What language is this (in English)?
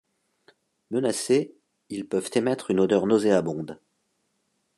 French